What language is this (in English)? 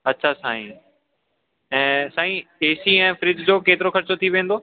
Sindhi